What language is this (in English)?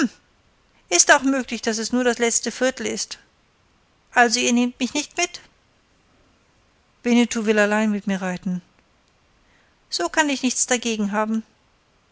German